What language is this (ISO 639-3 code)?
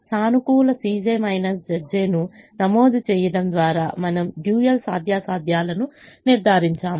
tel